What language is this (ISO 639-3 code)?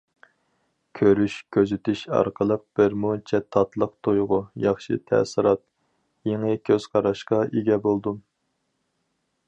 uig